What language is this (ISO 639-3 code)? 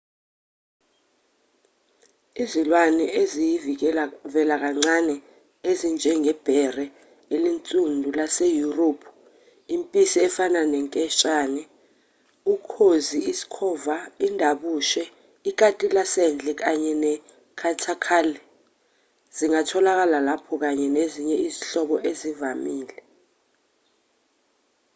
zul